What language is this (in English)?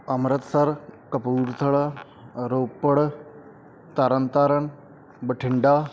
Punjabi